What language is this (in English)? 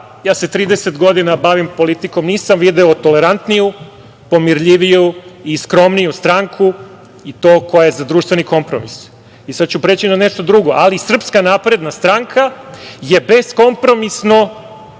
Serbian